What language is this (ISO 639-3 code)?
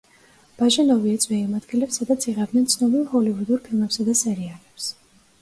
kat